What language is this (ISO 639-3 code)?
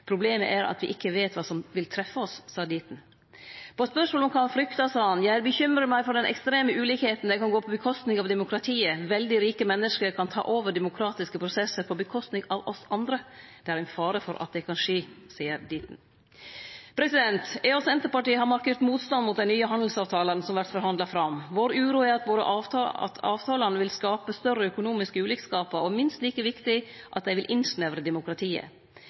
nno